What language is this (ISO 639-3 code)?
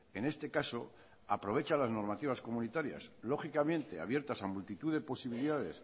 spa